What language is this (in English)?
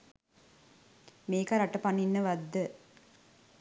Sinhala